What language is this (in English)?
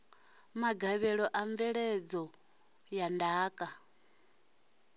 Venda